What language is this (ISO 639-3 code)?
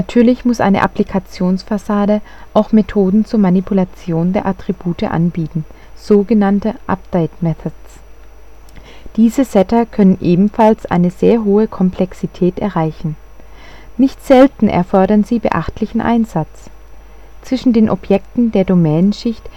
deu